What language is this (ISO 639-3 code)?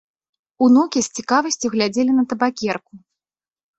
bel